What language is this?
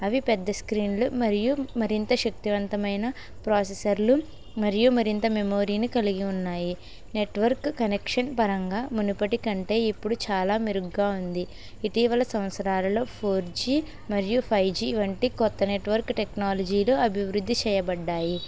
Telugu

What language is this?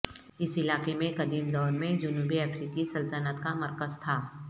Urdu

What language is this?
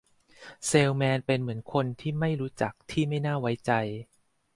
Thai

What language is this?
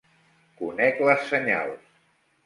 Catalan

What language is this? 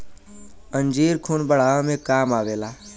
Bhojpuri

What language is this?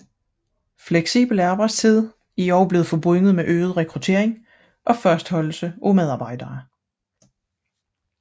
Danish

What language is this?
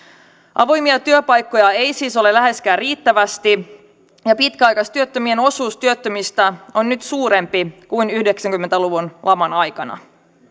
Finnish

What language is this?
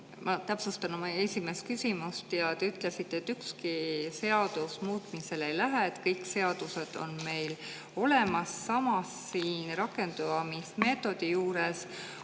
Estonian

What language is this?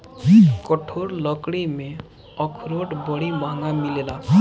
Bhojpuri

